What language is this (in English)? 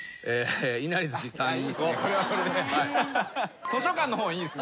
Japanese